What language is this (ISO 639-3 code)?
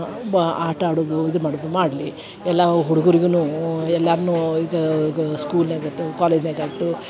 kan